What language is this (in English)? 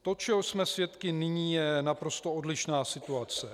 Czech